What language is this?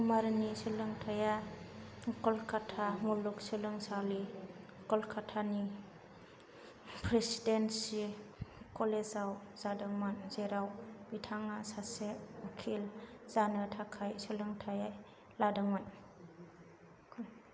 Bodo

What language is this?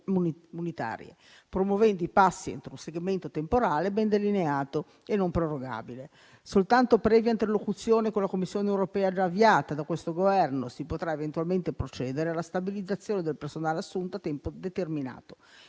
Italian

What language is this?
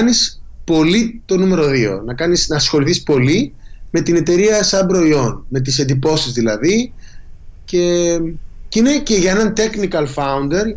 Greek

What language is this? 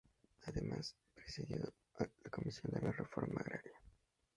Spanish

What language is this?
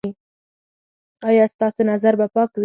Pashto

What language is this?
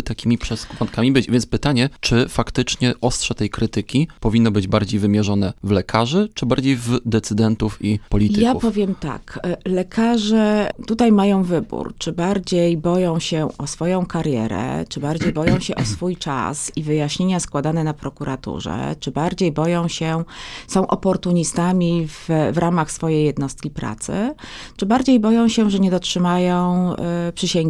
Polish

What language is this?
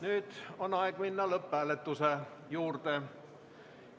Estonian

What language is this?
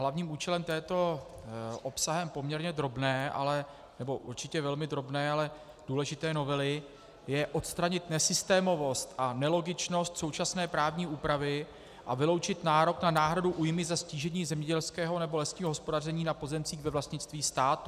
Czech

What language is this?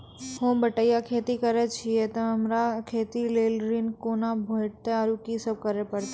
Maithili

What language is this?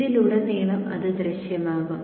Malayalam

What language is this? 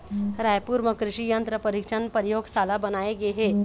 Chhattisgarhi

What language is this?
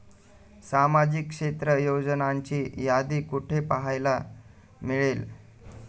Marathi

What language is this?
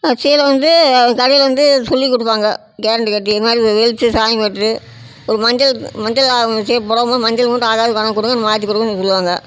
Tamil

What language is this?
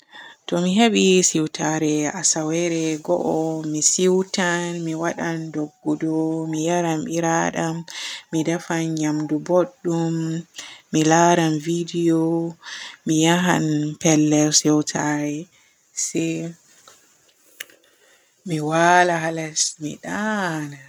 Borgu Fulfulde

